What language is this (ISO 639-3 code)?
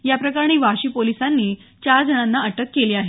mar